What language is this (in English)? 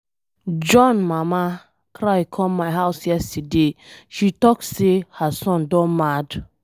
Nigerian Pidgin